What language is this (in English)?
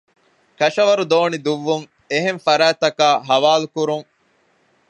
Divehi